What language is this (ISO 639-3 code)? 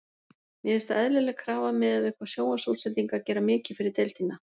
isl